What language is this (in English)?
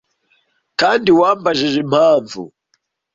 Kinyarwanda